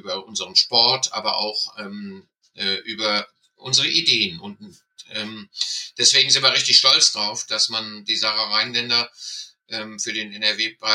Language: German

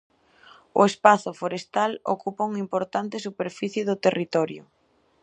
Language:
Galician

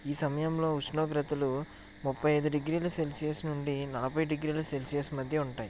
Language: Telugu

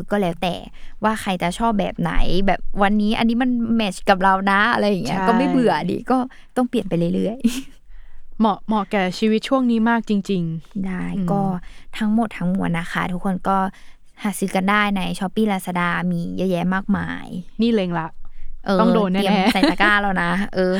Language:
Thai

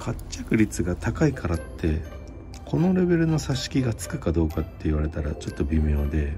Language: Japanese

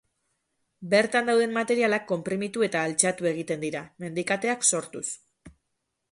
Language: Basque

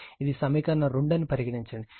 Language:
Telugu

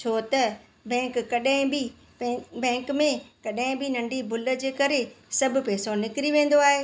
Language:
Sindhi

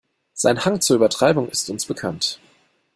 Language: German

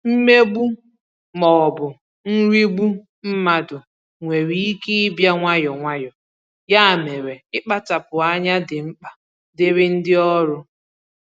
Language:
Igbo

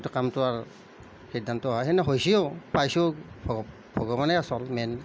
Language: Assamese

